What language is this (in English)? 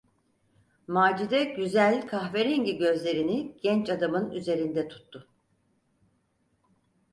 Turkish